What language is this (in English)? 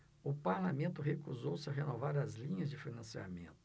Portuguese